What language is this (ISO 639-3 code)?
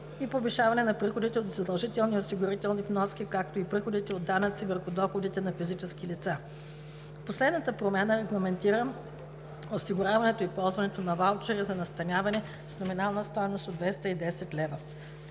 bul